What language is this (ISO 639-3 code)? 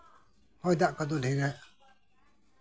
sat